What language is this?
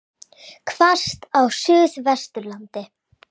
Icelandic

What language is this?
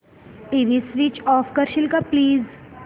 Marathi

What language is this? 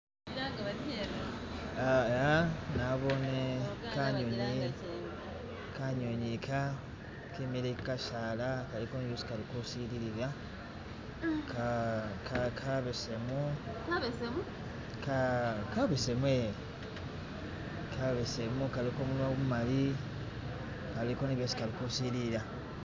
Masaaba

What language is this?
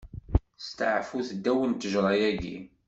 Kabyle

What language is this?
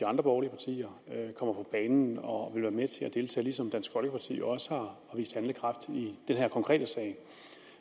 Danish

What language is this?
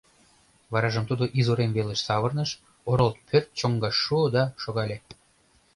Mari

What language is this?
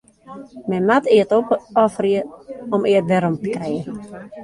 Western Frisian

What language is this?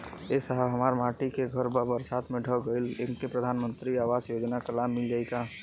Bhojpuri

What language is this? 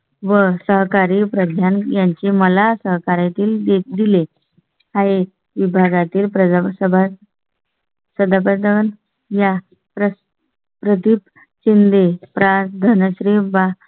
Marathi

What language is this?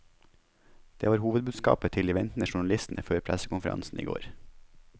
Norwegian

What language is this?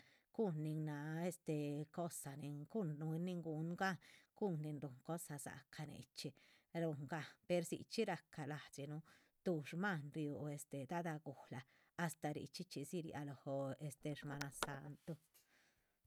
Chichicapan Zapotec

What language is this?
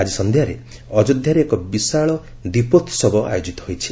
Odia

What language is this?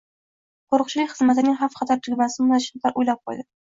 Uzbek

